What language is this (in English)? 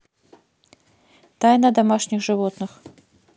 Russian